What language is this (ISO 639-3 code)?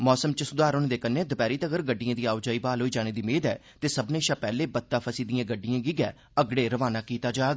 doi